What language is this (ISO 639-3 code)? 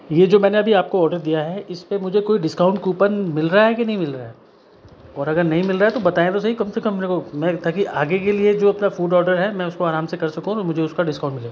hin